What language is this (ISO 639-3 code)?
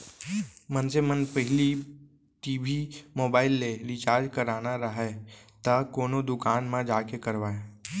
hne